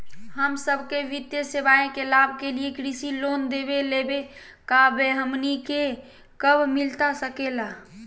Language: Magahi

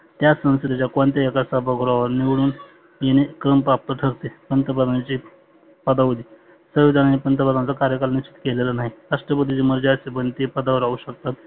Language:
Marathi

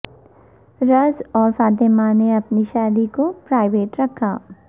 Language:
Urdu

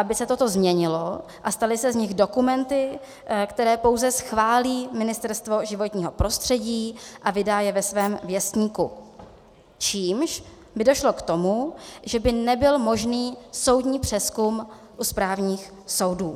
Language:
Czech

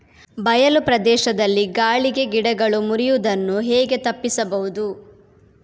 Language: Kannada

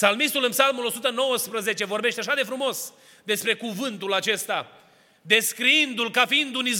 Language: Romanian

